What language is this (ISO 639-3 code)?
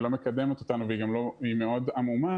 heb